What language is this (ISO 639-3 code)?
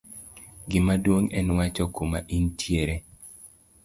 luo